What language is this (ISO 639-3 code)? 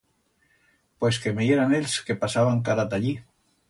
arg